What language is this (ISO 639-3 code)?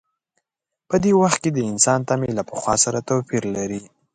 pus